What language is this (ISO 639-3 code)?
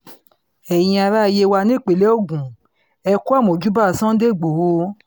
yor